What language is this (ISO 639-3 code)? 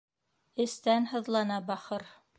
bak